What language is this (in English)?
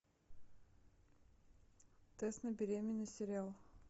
Russian